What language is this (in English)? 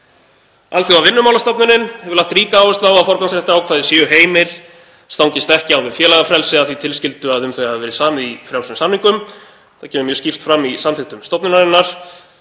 Icelandic